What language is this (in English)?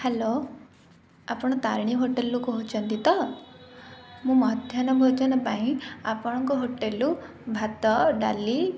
Odia